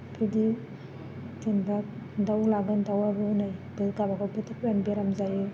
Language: Bodo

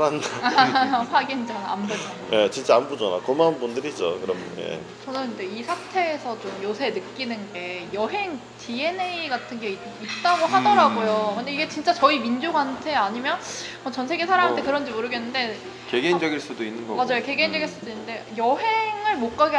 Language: Korean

